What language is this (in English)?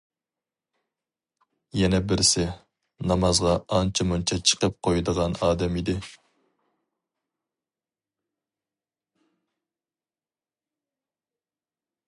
Uyghur